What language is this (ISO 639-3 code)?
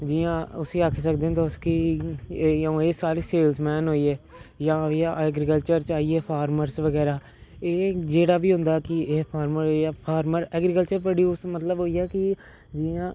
doi